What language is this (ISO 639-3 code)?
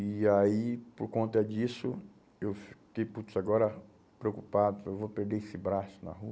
por